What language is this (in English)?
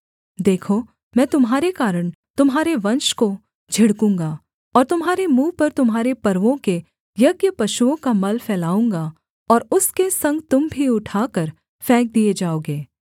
Hindi